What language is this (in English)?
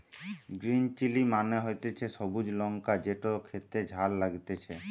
Bangla